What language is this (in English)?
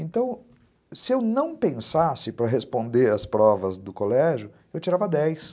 Portuguese